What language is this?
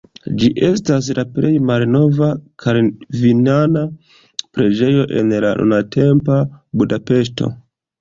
Esperanto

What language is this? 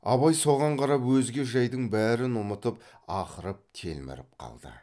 Kazakh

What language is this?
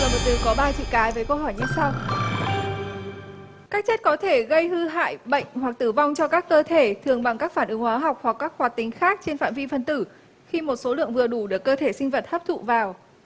Vietnamese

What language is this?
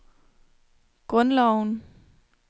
Danish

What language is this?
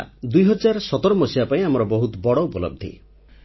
Odia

